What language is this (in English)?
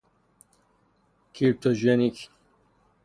Persian